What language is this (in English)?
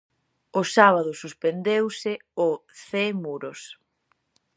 Galician